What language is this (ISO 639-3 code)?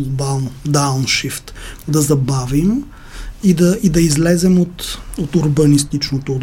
bul